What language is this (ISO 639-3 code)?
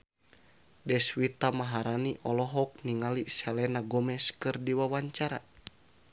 sun